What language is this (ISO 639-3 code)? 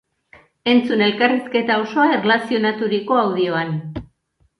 eus